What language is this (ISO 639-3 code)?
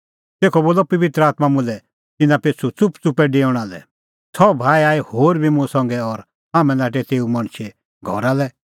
kfx